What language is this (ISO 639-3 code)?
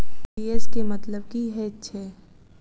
mai